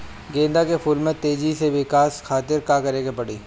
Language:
Bhojpuri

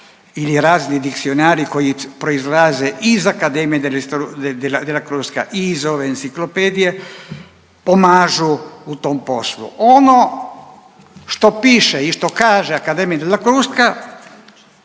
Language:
Croatian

